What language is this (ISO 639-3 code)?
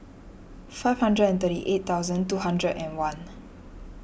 eng